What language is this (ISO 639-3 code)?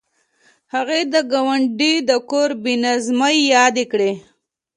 pus